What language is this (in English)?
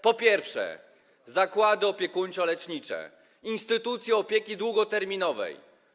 Polish